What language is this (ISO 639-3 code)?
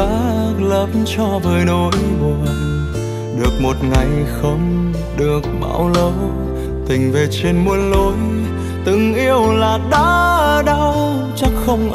vie